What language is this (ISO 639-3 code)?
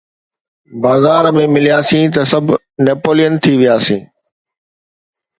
snd